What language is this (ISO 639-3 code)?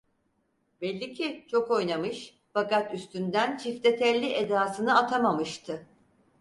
tur